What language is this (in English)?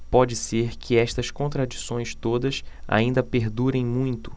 Portuguese